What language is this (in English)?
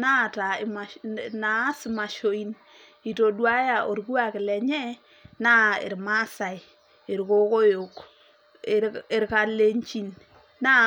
Masai